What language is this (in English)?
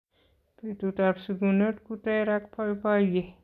Kalenjin